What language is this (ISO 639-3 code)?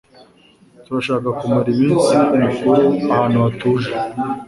kin